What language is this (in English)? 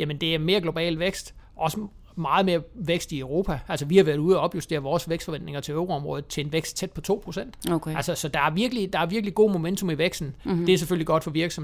Danish